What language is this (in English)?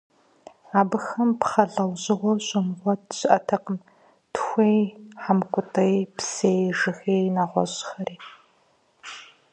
Kabardian